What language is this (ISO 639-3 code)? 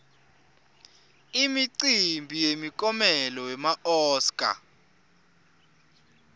ssw